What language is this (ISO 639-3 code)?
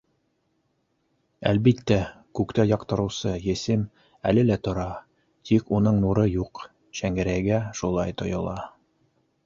bak